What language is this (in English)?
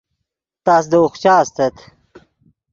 Yidgha